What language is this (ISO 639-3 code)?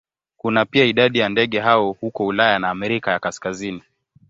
swa